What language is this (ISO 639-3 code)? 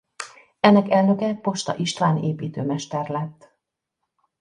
hun